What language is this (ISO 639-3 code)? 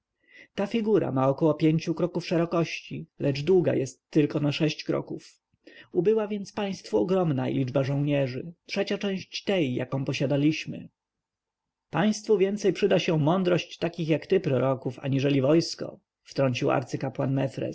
pol